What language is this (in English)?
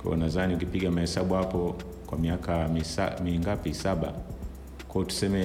Swahili